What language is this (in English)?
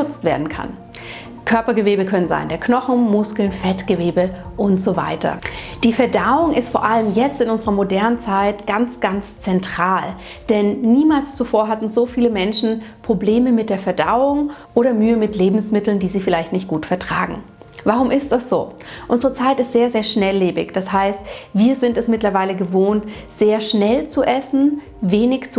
German